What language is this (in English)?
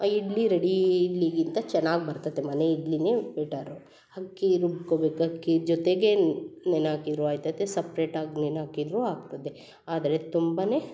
Kannada